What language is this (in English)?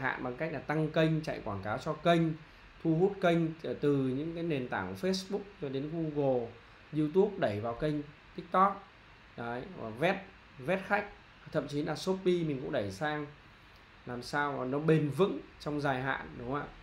Vietnamese